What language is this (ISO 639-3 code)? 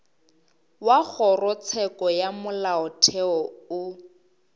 nso